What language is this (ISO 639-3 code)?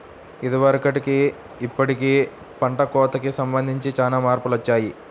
tel